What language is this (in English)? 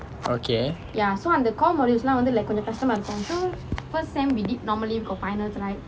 English